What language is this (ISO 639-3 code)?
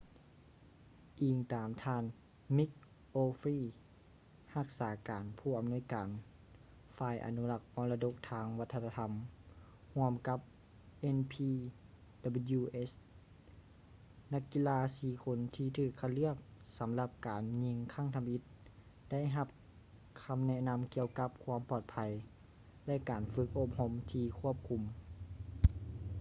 lao